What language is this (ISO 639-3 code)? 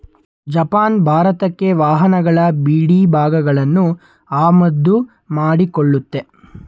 kan